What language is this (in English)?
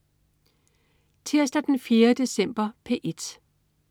Danish